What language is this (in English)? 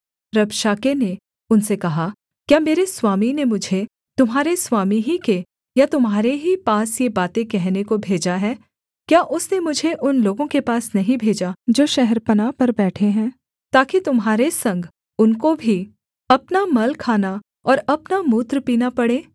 Hindi